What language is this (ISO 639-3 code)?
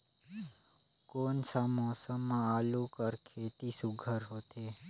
hne